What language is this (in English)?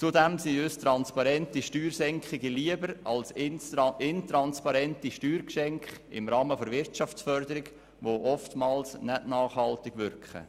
Swiss German